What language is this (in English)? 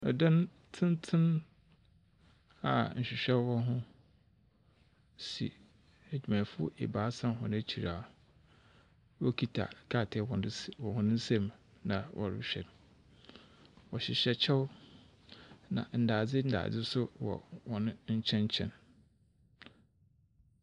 Akan